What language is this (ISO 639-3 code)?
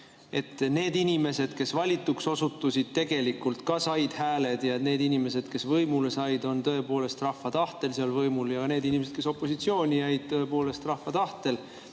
est